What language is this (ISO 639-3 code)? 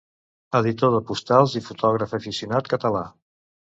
cat